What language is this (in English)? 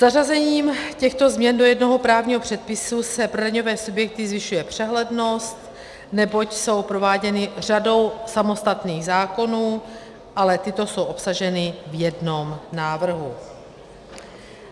Czech